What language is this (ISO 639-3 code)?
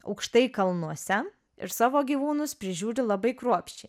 lit